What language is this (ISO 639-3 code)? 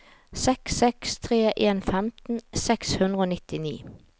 nor